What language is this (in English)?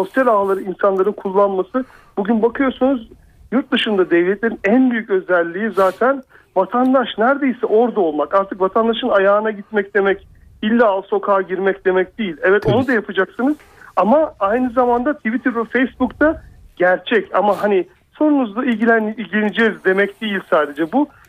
Turkish